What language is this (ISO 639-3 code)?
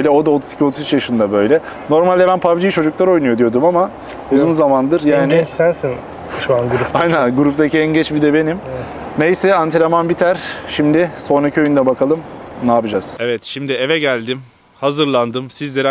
tur